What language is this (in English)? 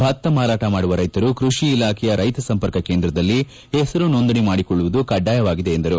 Kannada